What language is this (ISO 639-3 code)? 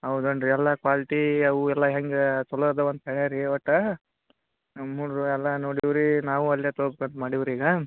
kan